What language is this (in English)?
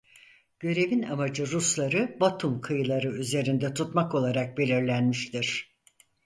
Turkish